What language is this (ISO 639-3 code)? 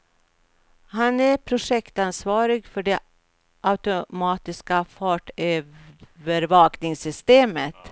swe